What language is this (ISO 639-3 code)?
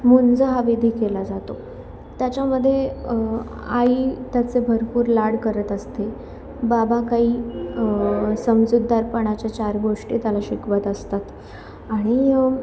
mar